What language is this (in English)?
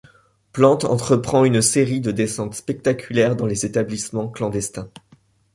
French